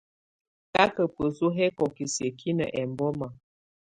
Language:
Tunen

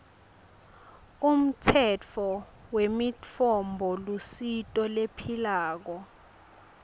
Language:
Swati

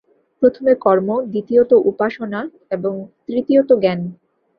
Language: Bangla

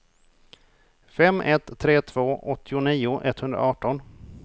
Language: Swedish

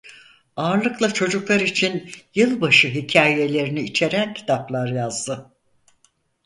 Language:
Turkish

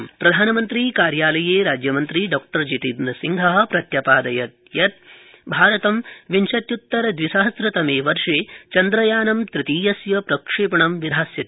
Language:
Sanskrit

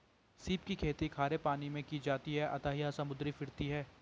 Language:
Hindi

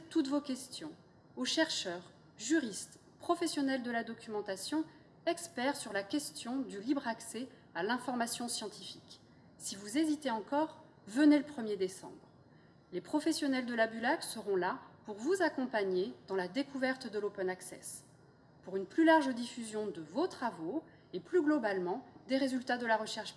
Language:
French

